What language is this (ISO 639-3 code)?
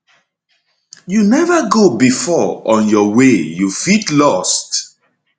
pcm